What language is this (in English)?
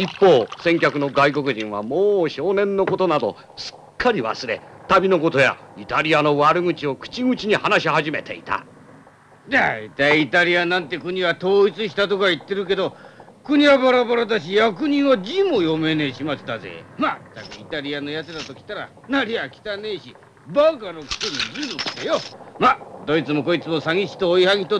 Japanese